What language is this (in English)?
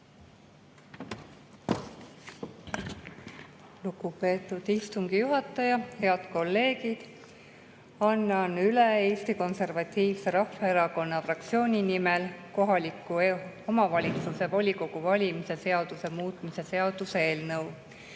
Estonian